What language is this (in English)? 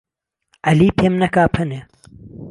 Central Kurdish